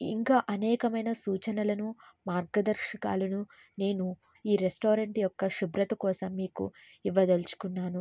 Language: Telugu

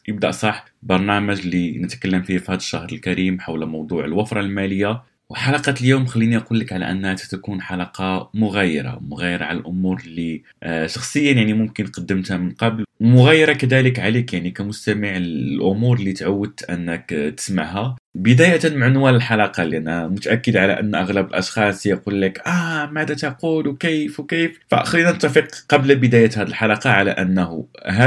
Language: Arabic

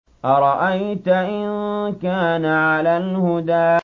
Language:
Arabic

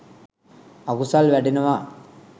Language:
Sinhala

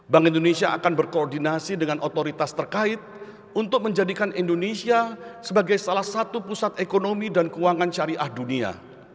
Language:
Indonesian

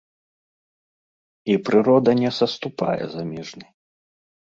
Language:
Belarusian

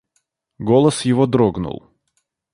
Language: Russian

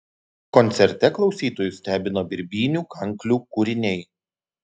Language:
Lithuanian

